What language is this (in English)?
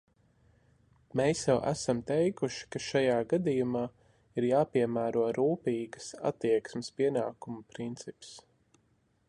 Latvian